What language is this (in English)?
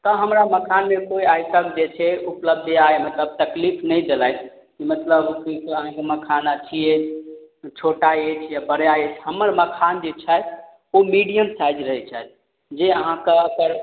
Maithili